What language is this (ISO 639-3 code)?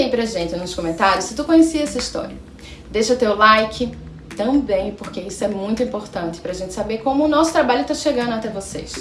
por